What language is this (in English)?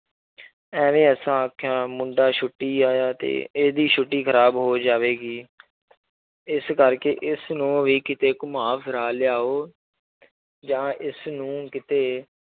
Punjabi